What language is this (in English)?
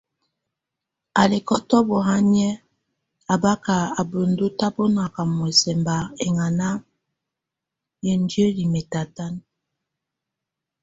Tunen